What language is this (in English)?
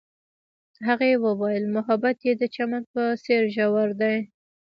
Pashto